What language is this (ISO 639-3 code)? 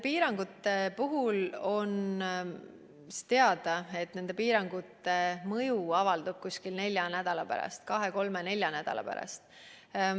est